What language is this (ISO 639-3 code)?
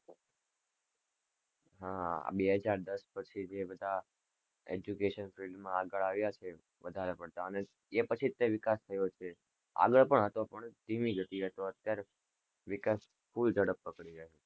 guj